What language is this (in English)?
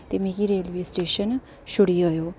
Dogri